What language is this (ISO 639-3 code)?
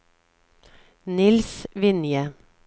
nor